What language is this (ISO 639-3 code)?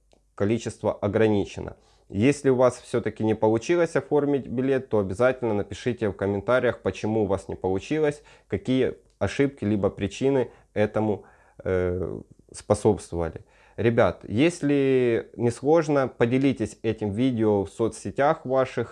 rus